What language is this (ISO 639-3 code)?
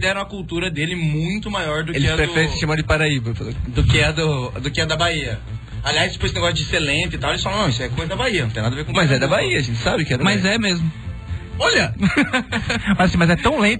por